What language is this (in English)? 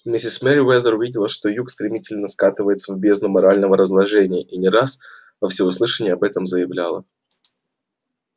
Russian